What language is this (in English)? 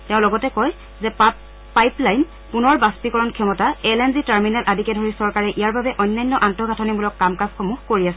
Assamese